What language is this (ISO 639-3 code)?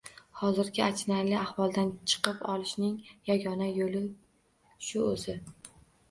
uzb